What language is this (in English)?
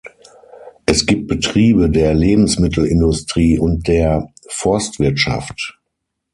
German